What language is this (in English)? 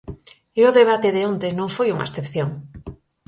Galician